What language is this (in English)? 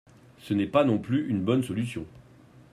French